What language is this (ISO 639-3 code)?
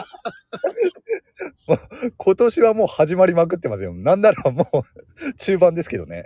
jpn